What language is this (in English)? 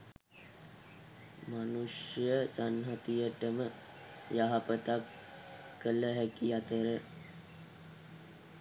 Sinhala